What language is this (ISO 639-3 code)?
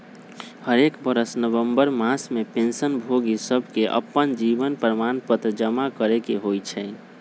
mag